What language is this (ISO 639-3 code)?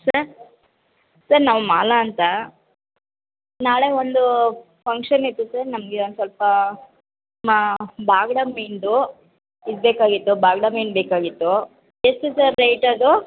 kan